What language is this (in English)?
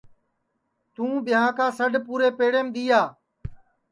Sansi